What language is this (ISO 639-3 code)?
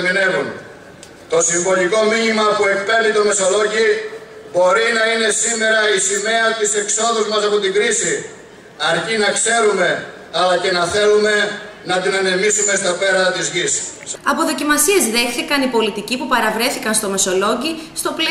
ell